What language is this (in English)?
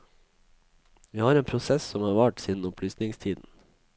Norwegian